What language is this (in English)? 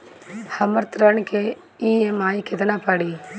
Bhojpuri